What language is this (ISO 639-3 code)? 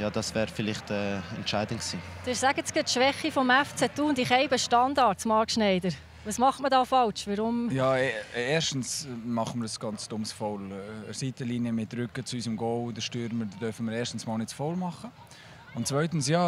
deu